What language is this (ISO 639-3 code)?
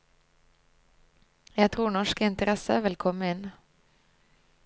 nor